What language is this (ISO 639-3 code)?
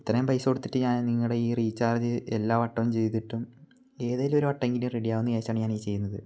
mal